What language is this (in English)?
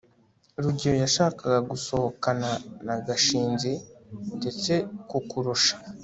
Kinyarwanda